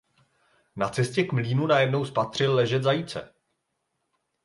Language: Czech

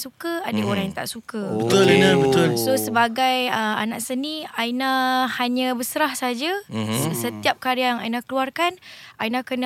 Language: Malay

